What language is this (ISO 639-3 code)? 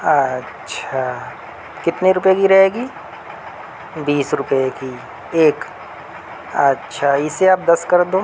urd